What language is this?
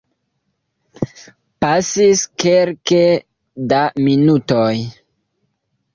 Esperanto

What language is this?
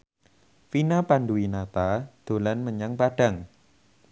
Javanese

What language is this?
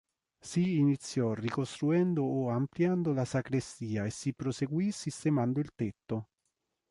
Italian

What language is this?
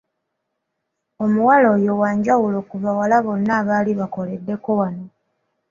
Ganda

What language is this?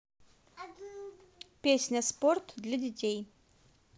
Russian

